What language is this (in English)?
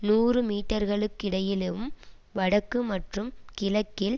Tamil